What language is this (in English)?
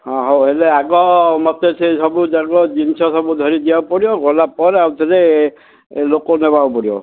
Odia